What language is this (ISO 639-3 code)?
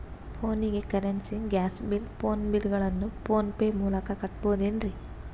kan